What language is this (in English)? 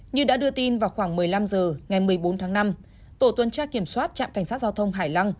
Vietnamese